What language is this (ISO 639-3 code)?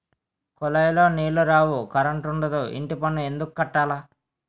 tel